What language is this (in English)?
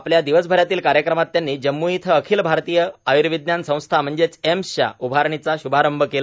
Marathi